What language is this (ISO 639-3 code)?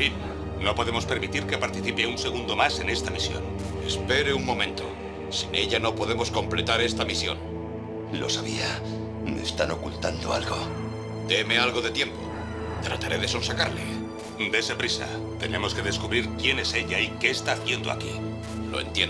spa